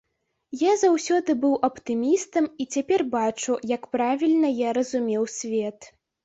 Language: Belarusian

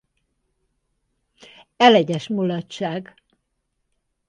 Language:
Hungarian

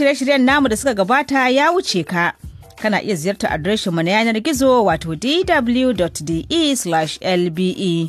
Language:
Filipino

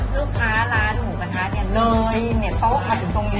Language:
Thai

